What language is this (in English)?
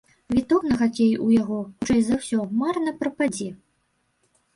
Belarusian